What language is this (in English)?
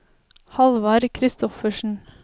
Norwegian